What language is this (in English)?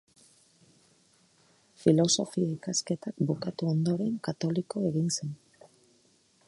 Basque